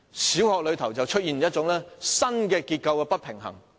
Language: Cantonese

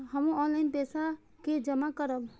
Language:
Maithili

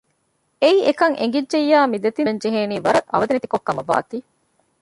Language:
Divehi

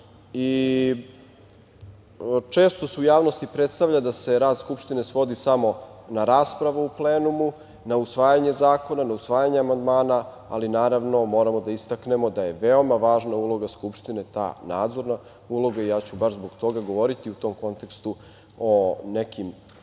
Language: Serbian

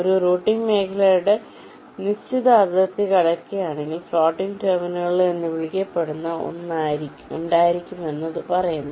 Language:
Malayalam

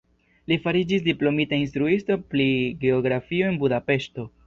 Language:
Esperanto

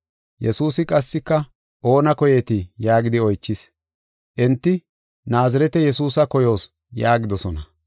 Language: Gofa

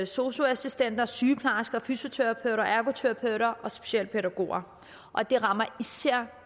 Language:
Danish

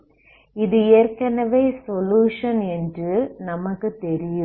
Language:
Tamil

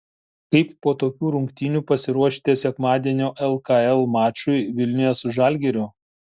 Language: Lithuanian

